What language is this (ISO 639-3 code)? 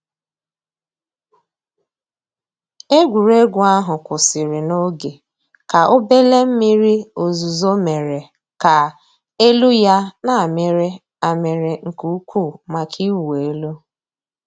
ibo